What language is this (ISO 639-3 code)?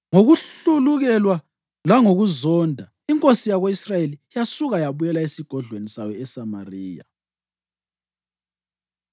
nde